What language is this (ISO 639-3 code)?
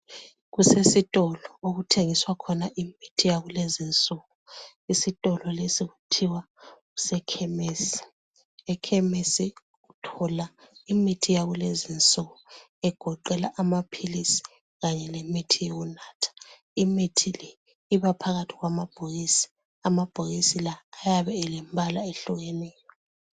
nde